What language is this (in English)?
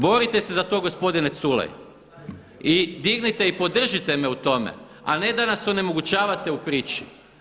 Croatian